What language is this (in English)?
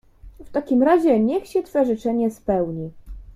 Polish